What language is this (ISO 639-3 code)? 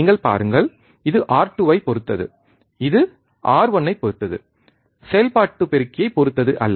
tam